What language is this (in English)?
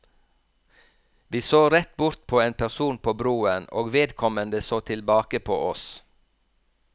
Norwegian